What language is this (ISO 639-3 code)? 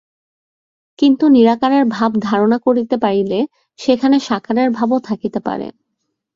ben